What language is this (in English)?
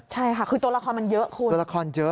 Thai